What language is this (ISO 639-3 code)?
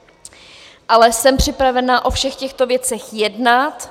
ces